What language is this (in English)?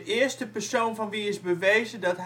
Dutch